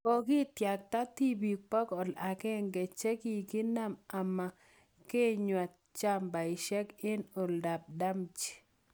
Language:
Kalenjin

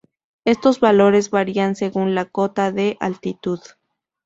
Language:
Spanish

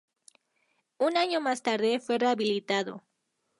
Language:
Spanish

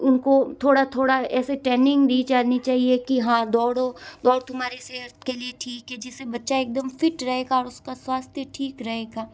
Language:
Hindi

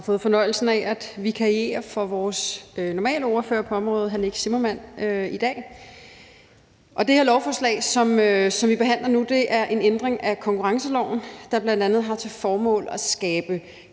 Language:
Danish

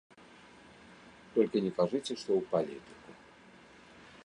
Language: Belarusian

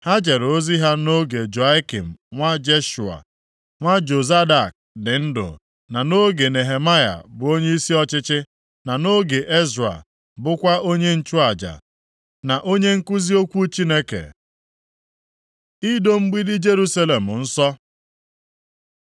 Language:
Igbo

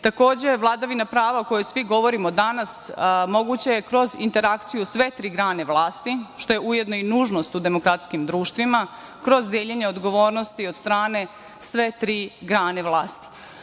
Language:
Serbian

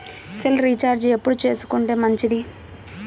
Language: Telugu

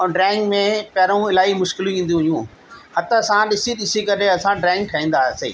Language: Sindhi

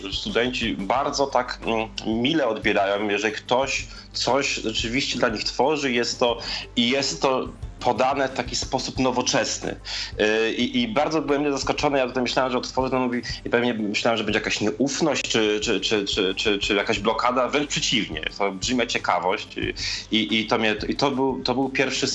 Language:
Polish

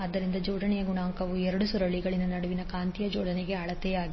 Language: Kannada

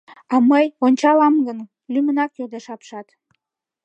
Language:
Mari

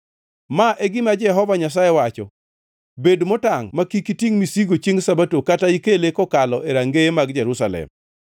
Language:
Luo (Kenya and Tanzania)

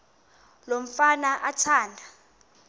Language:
Xhosa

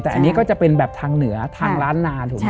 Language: Thai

